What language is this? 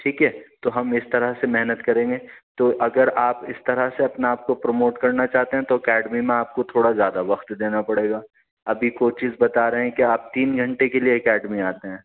Urdu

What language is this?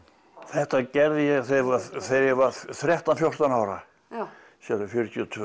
Icelandic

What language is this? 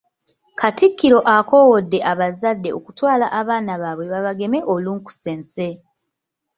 Ganda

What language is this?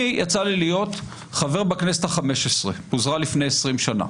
Hebrew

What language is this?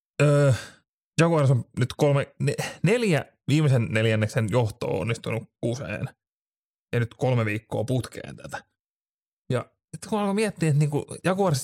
Finnish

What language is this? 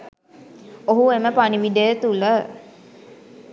Sinhala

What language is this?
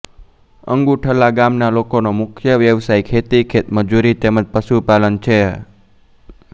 Gujarati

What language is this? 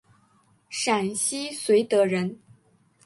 Chinese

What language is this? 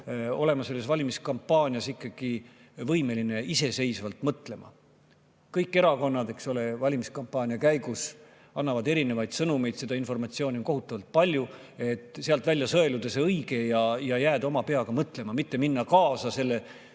Estonian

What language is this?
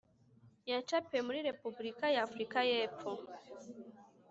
Kinyarwanda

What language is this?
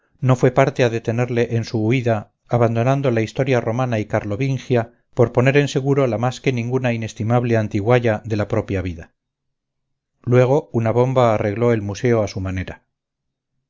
Spanish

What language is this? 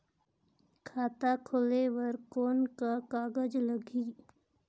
Chhattisgarhi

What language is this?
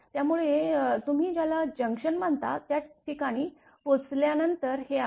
Marathi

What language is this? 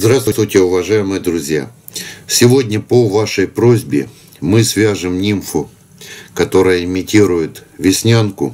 Russian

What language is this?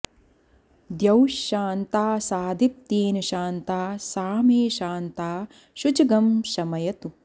Sanskrit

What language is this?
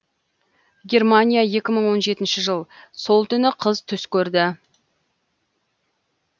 Kazakh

